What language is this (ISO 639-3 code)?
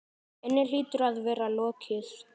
isl